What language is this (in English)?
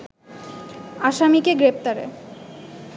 Bangla